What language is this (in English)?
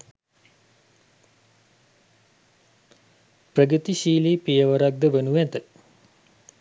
Sinhala